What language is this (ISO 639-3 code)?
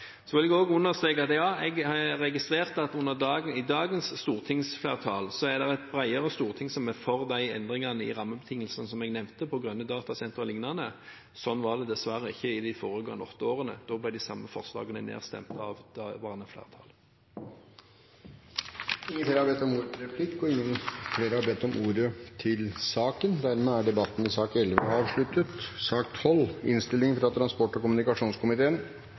nob